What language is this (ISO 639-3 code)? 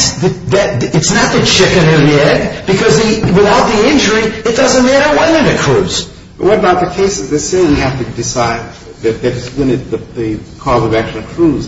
eng